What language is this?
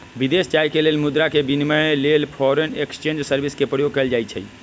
Magahi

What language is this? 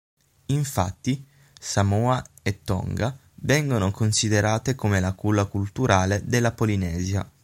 Italian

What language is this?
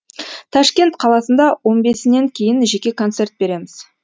Kazakh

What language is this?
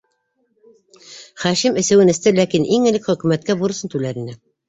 Bashkir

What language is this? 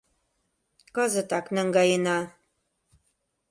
Mari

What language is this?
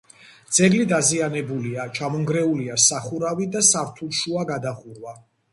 Georgian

